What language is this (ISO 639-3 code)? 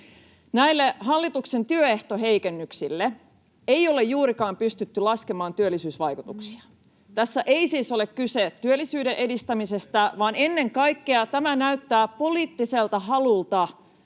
fin